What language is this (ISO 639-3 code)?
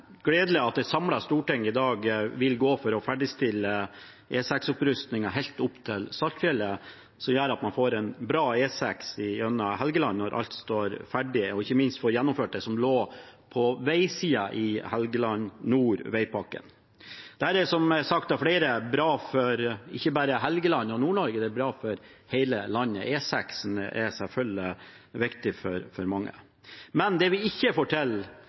nob